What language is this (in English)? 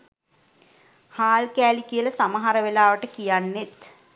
Sinhala